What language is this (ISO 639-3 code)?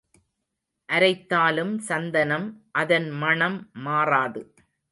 tam